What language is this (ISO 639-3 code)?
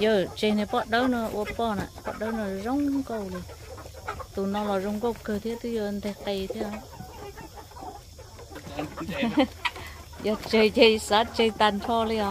vie